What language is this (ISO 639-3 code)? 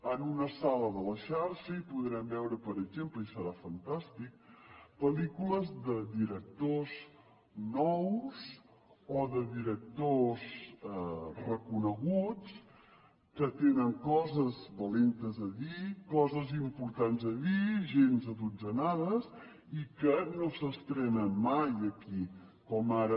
cat